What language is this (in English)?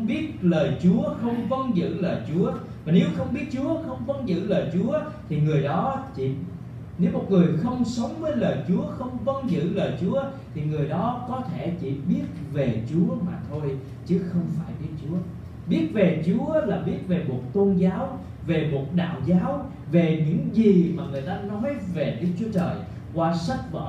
Vietnamese